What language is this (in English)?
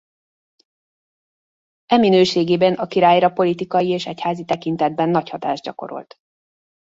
Hungarian